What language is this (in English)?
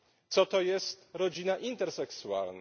Polish